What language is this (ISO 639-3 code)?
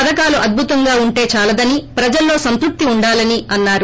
tel